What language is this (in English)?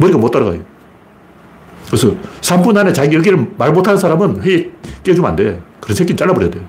Korean